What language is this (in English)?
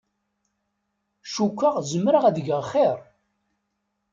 Kabyle